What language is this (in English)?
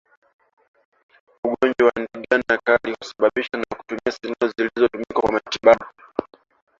Swahili